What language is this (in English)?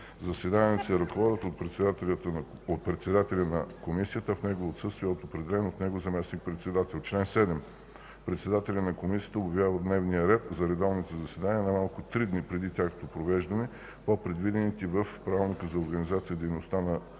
Bulgarian